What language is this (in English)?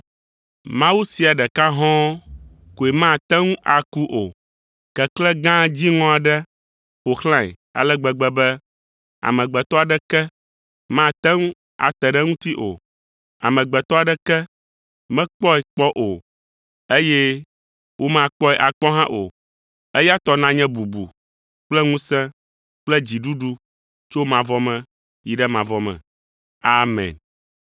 Ewe